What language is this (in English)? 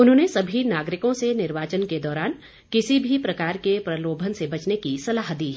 Hindi